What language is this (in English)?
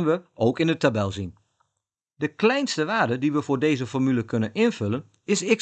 Dutch